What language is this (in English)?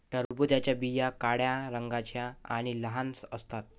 Marathi